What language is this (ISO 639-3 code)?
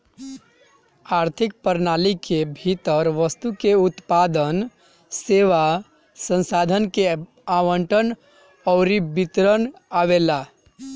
bho